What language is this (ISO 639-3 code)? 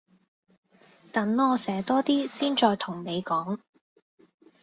yue